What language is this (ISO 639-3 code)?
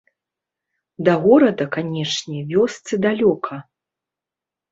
bel